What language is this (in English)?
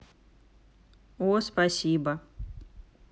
Russian